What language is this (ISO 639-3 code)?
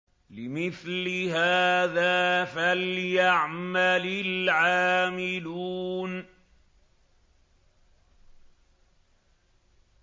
ara